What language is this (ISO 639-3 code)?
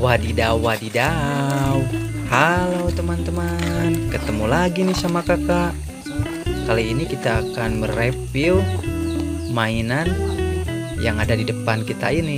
ind